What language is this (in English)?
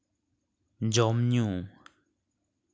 Santali